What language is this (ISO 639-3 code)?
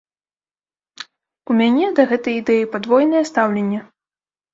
bel